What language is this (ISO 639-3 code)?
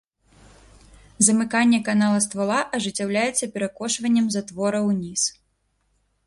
bel